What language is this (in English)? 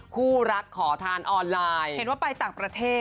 Thai